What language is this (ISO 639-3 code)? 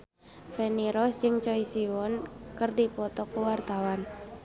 sun